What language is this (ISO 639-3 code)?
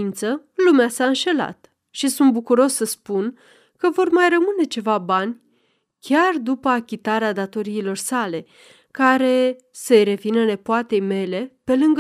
ron